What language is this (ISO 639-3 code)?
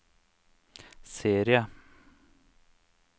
nor